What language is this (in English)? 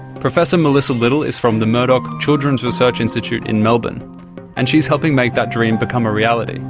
English